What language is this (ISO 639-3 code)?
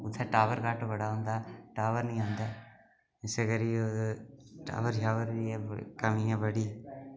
doi